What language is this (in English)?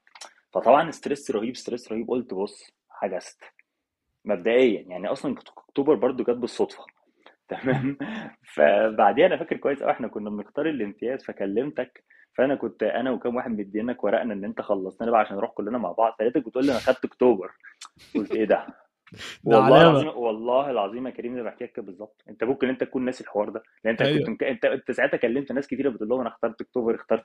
Arabic